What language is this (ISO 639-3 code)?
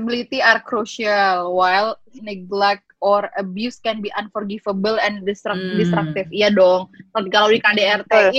ind